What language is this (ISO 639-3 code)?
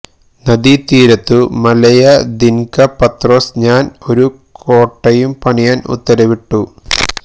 mal